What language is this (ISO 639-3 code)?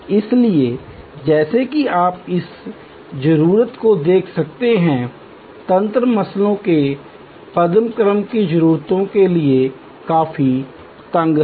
hin